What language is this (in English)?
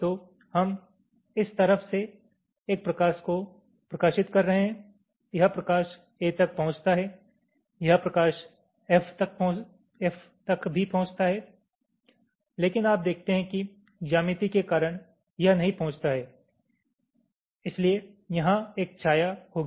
Hindi